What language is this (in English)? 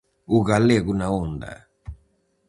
Galician